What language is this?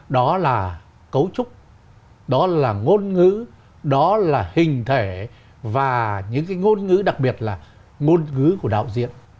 Vietnamese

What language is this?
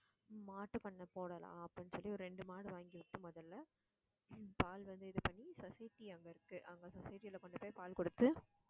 Tamil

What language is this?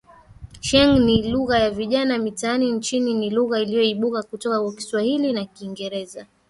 Swahili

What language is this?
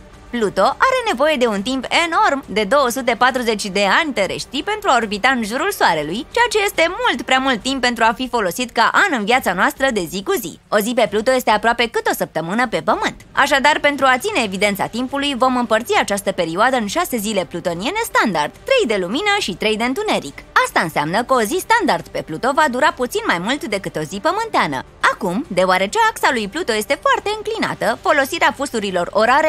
Romanian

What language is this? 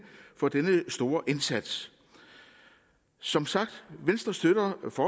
Danish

